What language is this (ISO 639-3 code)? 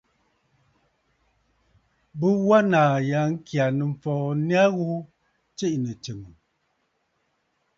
bfd